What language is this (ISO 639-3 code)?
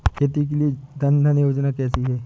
hin